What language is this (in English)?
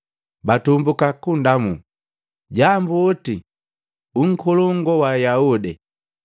Matengo